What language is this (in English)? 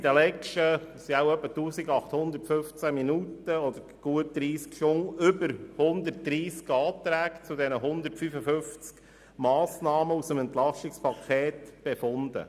Swiss German